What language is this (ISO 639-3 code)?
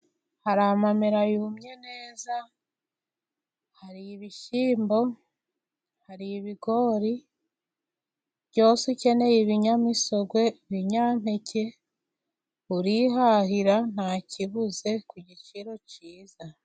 kin